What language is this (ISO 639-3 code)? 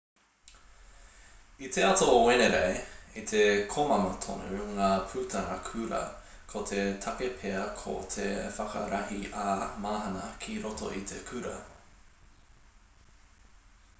mri